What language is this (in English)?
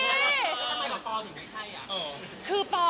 Thai